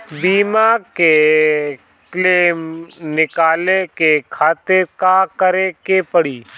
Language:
Bhojpuri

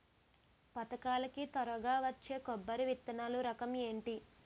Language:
Telugu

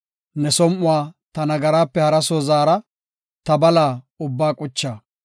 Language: Gofa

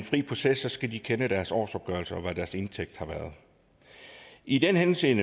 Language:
Danish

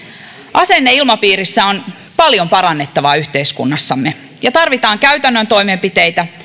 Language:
Finnish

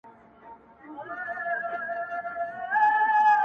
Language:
Pashto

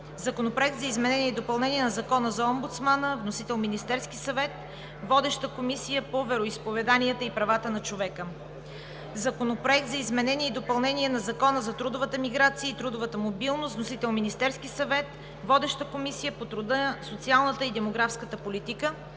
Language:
Bulgarian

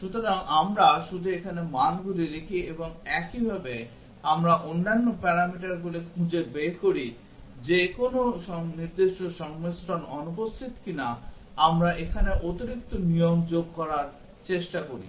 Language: Bangla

